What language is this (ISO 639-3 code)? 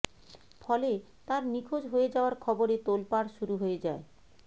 ben